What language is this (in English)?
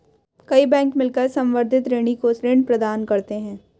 Hindi